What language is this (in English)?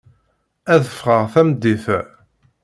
Kabyle